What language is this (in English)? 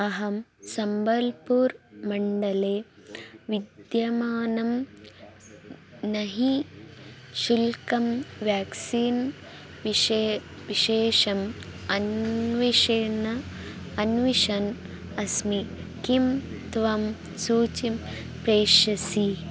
Sanskrit